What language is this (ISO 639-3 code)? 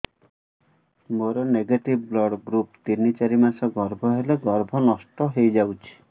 ori